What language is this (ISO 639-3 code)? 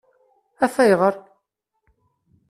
kab